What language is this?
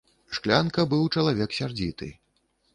Belarusian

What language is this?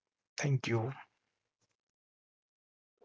Gujarati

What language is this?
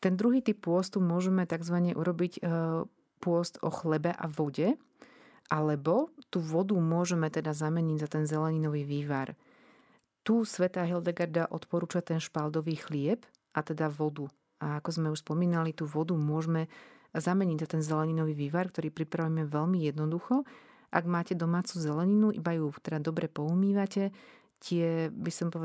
Slovak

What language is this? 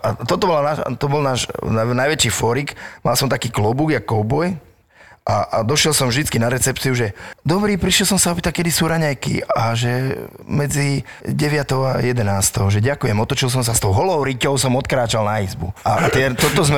Slovak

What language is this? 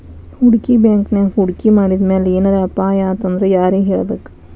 Kannada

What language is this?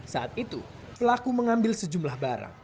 Indonesian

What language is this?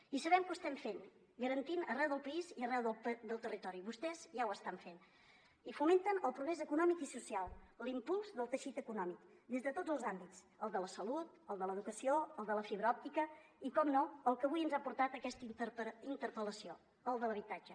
Catalan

